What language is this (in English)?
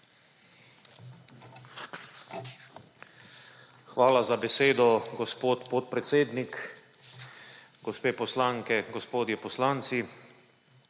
Slovenian